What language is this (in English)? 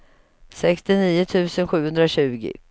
Swedish